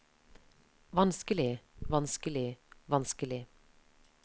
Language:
Norwegian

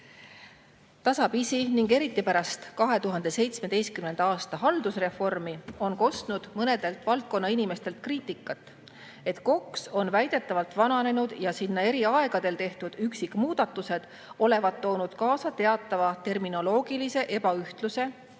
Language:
Estonian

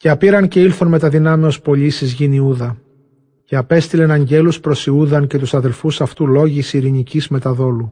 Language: Greek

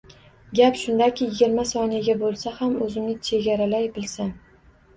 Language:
Uzbek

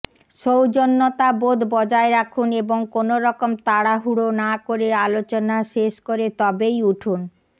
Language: Bangla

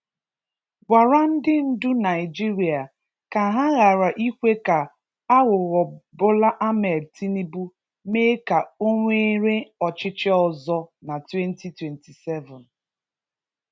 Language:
Igbo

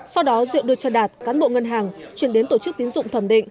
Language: Vietnamese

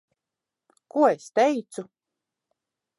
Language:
Latvian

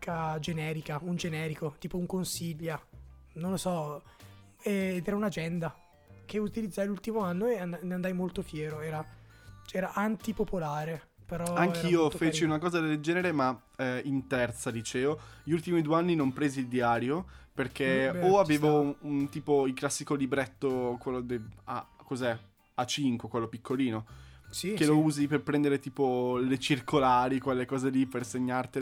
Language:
Italian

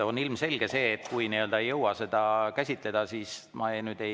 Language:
Estonian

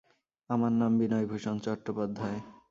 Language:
Bangla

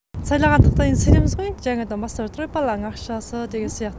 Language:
Kazakh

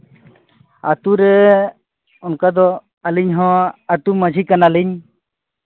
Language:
Santali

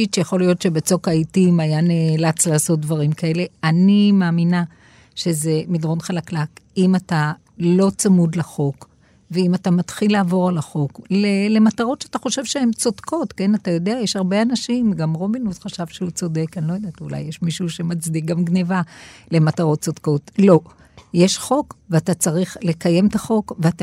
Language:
Hebrew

